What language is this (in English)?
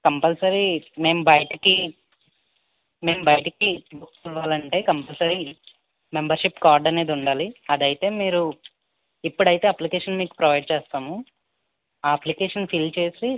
Telugu